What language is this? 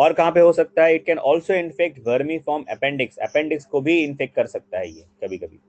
Hindi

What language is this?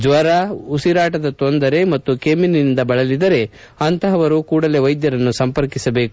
Kannada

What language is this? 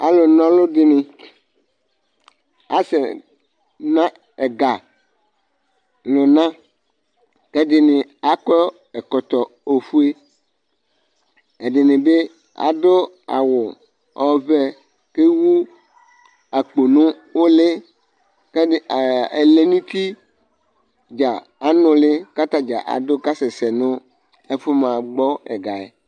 Ikposo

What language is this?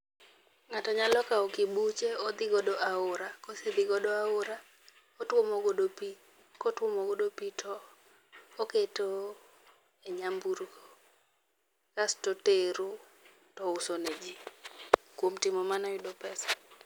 Luo (Kenya and Tanzania)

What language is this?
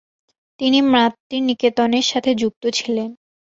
Bangla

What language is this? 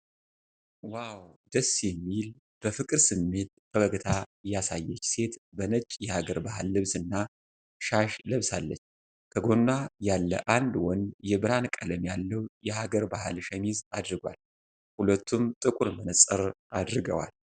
Amharic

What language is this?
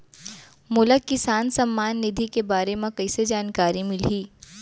Chhattisgarhi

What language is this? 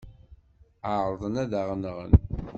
Kabyle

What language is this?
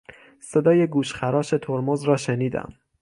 Persian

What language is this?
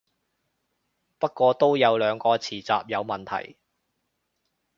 Cantonese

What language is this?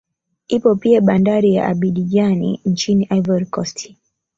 Swahili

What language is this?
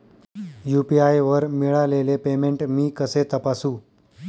Marathi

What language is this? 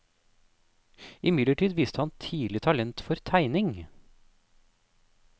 Norwegian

